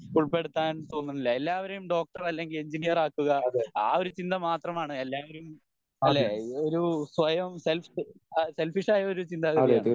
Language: Malayalam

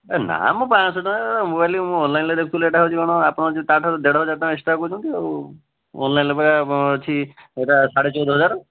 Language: Odia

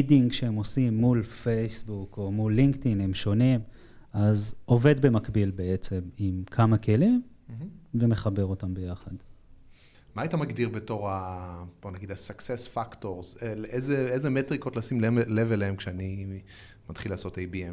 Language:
Hebrew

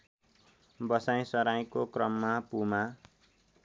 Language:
Nepali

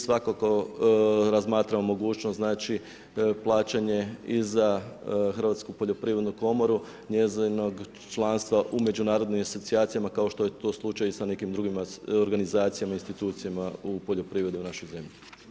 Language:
Croatian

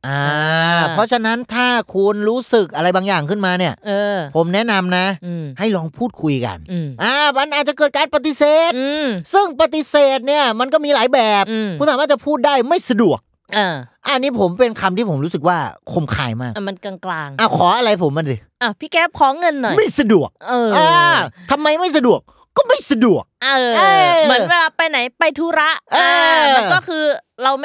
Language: Thai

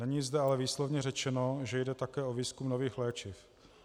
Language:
Czech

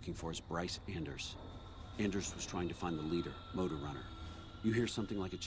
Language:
Turkish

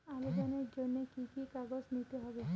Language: Bangla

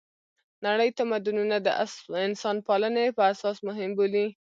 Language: Pashto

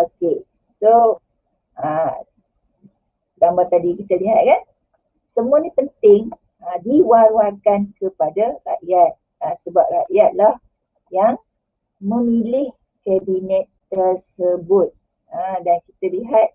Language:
Malay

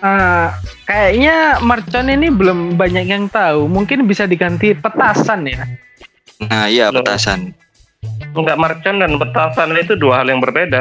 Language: Indonesian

